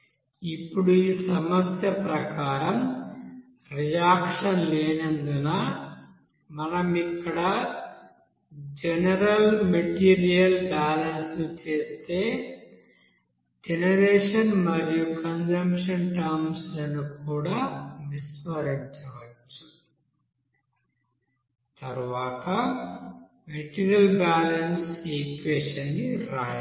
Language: Telugu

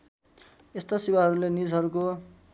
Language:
Nepali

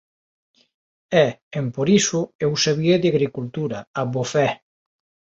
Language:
Galician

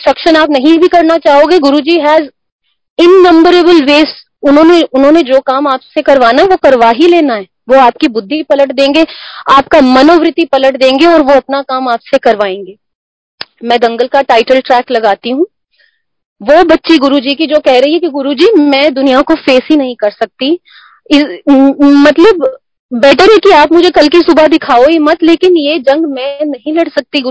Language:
Hindi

